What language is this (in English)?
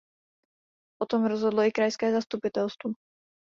Czech